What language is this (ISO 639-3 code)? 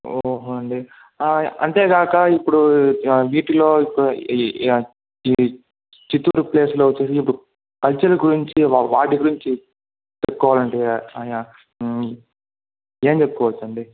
tel